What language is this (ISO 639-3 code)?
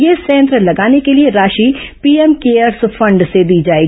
hin